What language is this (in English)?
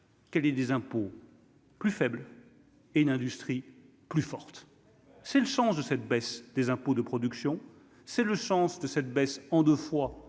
French